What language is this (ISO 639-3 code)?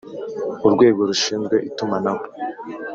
kin